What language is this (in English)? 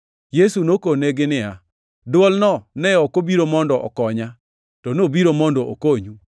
Luo (Kenya and Tanzania)